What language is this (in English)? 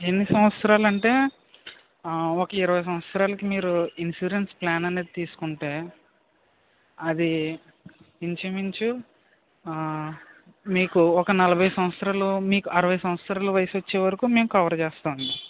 Telugu